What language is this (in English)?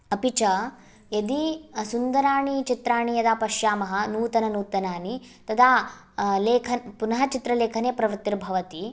Sanskrit